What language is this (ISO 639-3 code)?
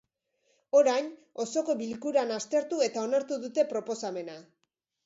eus